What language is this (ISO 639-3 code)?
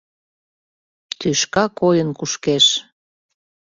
chm